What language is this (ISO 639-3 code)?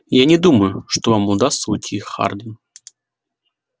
rus